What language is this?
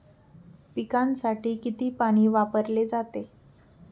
Marathi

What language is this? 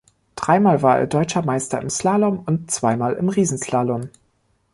German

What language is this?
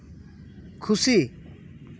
Santali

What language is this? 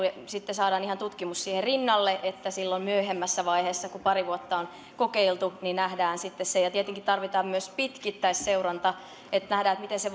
Finnish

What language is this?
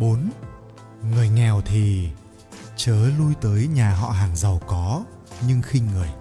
Vietnamese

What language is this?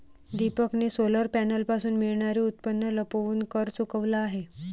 Marathi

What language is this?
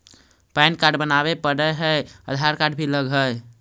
Magahi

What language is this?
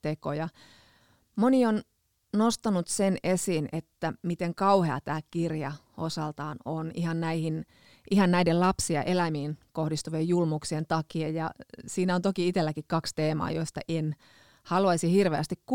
Finnish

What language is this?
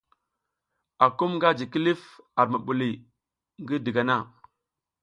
South Giziga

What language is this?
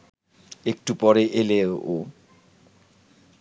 Bangla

